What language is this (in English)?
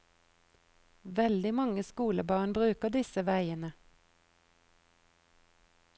Norwegian